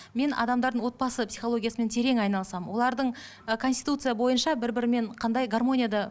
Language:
Kazakh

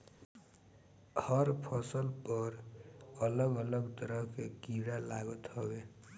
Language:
Bhojpuri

